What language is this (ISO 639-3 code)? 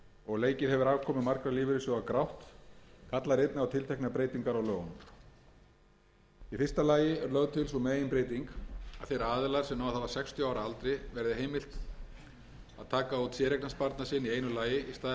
isl